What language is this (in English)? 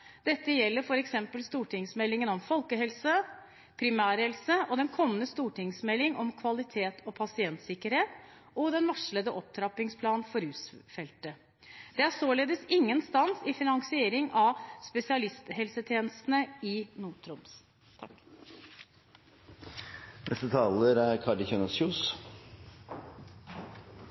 Norwegian Bokmål